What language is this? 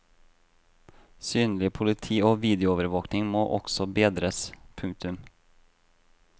Norwegian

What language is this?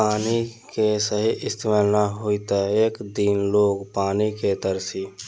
Bhojpuri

